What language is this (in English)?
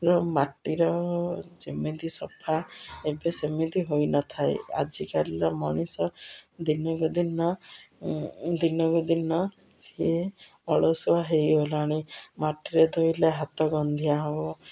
Odia